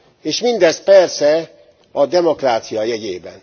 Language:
Hungarian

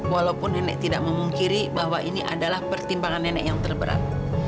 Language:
Indonesian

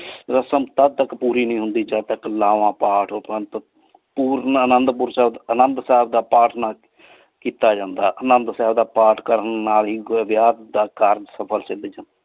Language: Punjabi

